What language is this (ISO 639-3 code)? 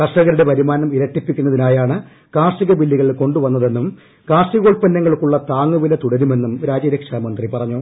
mal